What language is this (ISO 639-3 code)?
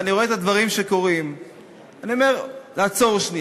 heb